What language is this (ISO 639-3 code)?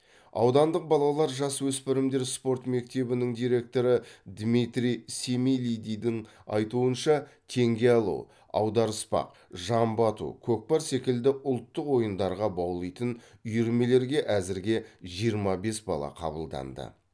kaz